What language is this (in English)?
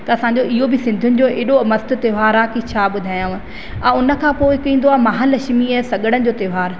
Sindhi